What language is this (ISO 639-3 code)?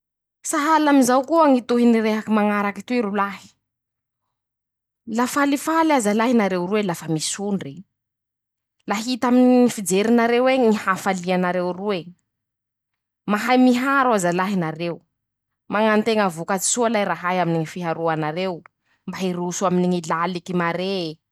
msh